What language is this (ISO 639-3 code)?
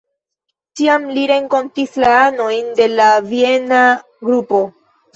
epo